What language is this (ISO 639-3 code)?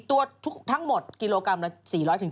tha